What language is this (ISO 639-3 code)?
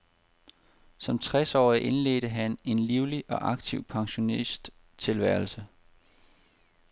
dan